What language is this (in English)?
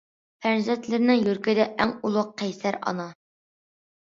Uyghur